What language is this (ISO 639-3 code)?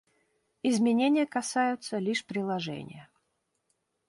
rus